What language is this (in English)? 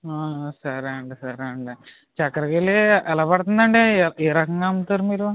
Telugu